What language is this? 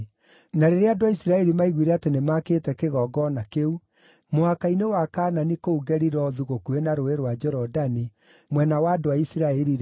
Kikuyu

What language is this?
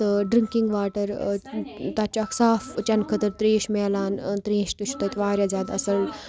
Kashmiri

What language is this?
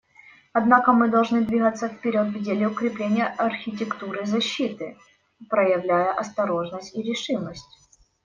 Russian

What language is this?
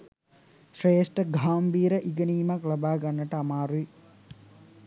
Sinhala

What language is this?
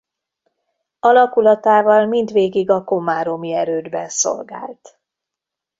Hungarian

